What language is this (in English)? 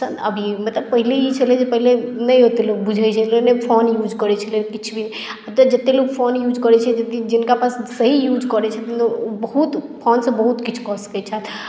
Maithili